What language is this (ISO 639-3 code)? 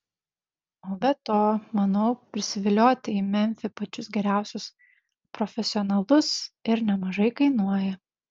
lit